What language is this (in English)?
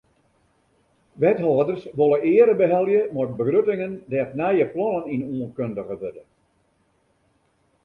Western Frisian